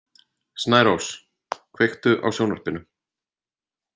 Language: Icelandic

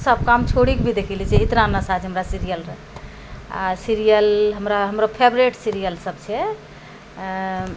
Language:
Maithili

